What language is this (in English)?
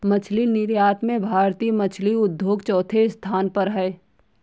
Hindi